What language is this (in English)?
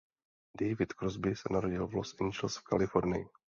Czech